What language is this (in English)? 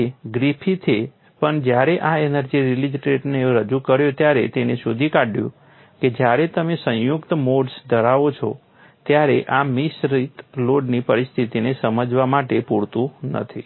Gujarati